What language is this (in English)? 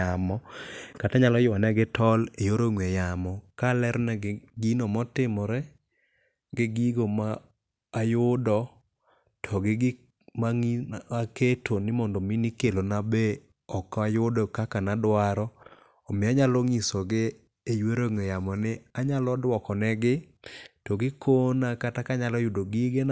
Luo (Kenya and Tanzania)